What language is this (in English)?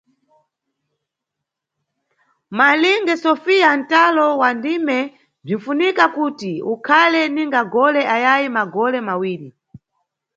Nyungwe